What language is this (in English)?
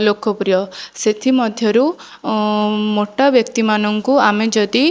Odia